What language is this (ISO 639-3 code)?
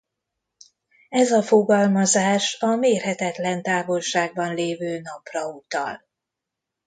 hun